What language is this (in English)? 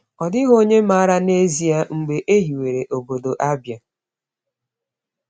Igbo